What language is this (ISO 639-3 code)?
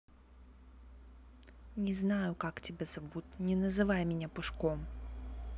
rus